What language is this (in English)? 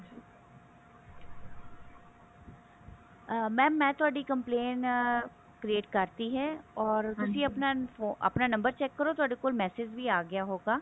Punjabi